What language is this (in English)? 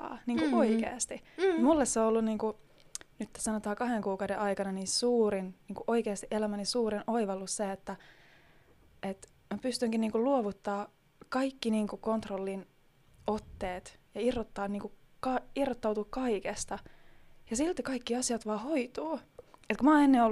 Finnish